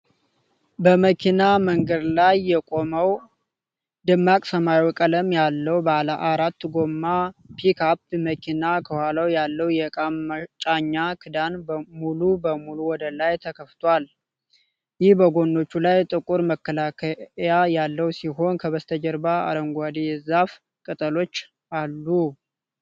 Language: Amharic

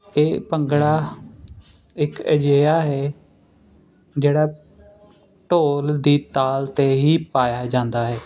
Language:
Punjabi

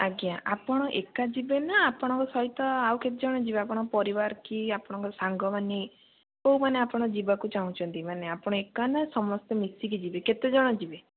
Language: Odia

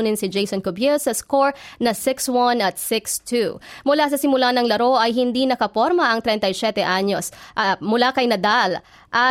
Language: Filipino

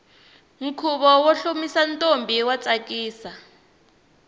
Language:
Tsonga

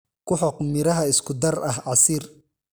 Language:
Somali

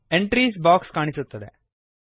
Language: Kannada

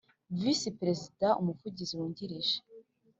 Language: Kinyarwanda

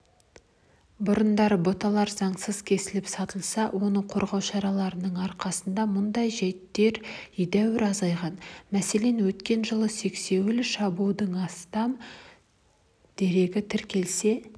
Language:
Kazakh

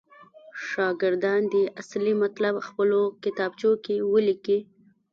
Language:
Pashto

